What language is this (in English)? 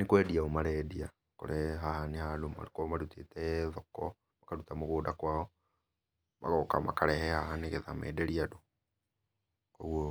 Kikuyu